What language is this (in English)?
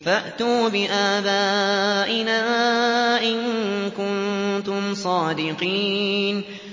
Arabic